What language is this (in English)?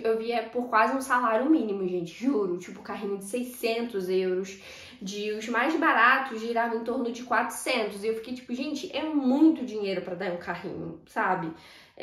Portuguese